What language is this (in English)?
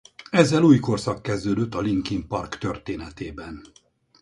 Hungarian